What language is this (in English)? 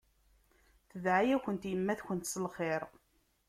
Kabyle